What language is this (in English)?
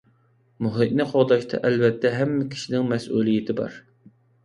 Uyghur